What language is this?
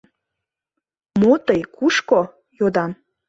Mari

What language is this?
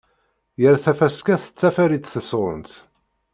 Kabyle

